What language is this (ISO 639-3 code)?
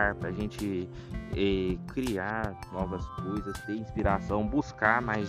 por